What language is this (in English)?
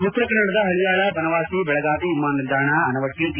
Kannada